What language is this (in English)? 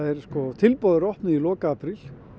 Icelandic